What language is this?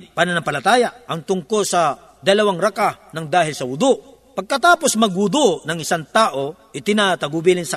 Filipino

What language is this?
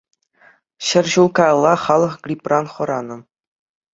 Chuvash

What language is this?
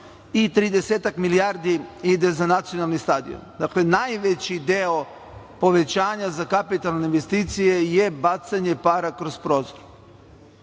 Serbian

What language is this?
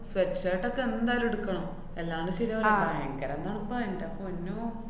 Malayalam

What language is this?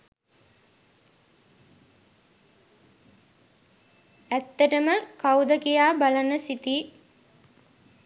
Sinhala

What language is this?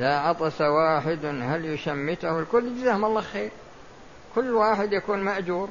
Arabic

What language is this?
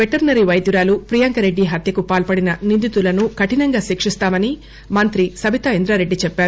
Telugu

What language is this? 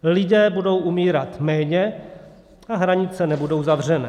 Czech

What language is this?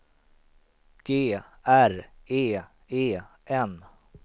Swedish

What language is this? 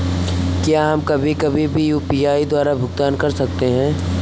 Hindi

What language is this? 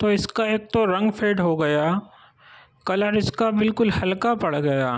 Urdu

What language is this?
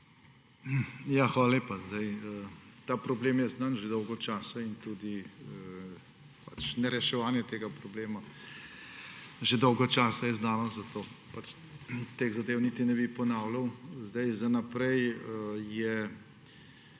Slovenian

